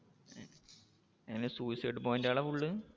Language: Malayalam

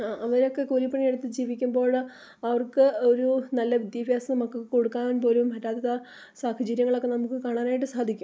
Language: Malayalam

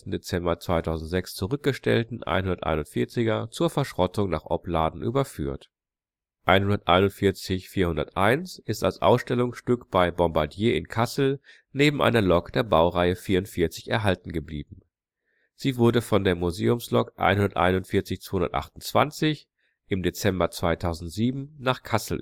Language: German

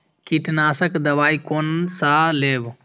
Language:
Maithili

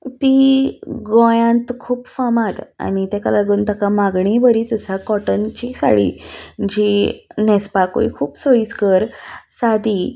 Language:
Konkani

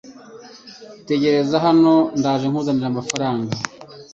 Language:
Kinyarwanda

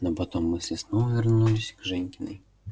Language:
Russian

